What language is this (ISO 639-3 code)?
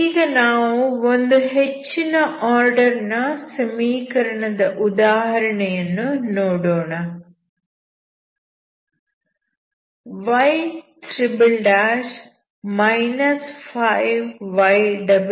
kan